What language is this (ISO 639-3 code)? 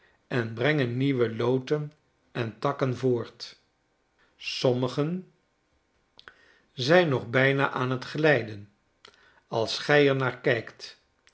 nld